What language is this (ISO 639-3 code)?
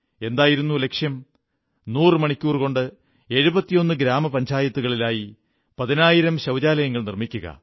mal